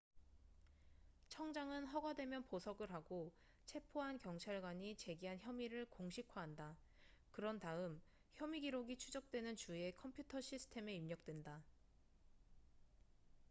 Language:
Korean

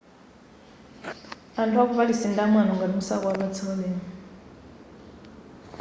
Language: Nyanja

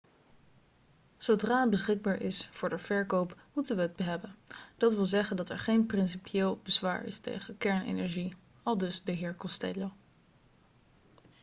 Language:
Dutch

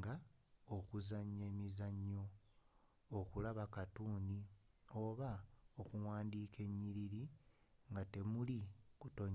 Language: Ganda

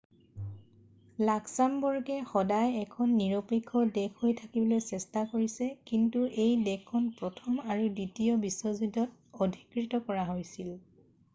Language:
Assamese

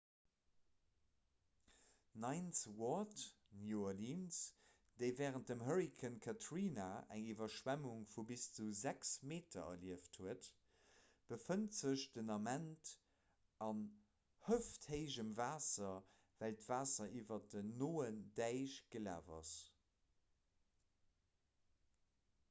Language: Luxembourgish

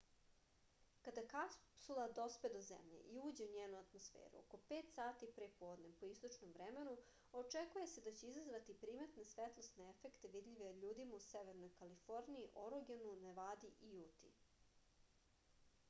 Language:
Serbian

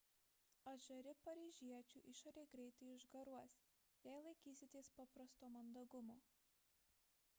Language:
Lithuanian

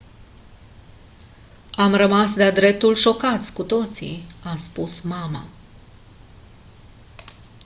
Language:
Romanian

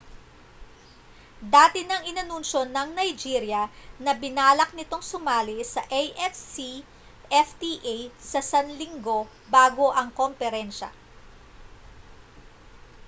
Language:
Filipino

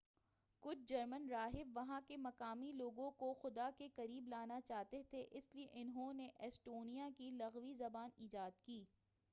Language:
Urdu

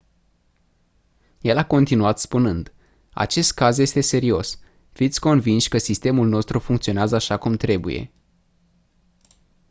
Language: Romanian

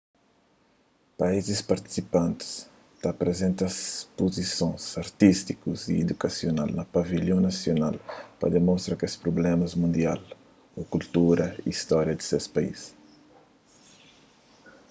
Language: Kabuverdianu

